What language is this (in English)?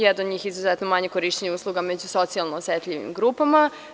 Serbian